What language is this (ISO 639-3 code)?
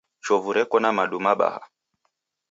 dav